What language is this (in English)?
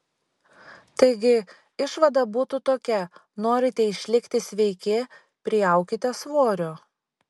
Lithuanian